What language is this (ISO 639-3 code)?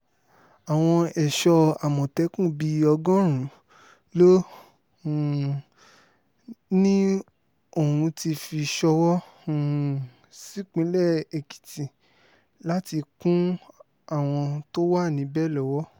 yor